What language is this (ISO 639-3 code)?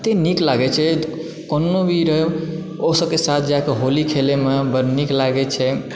mai